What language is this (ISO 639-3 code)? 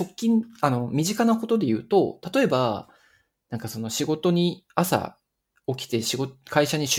jpn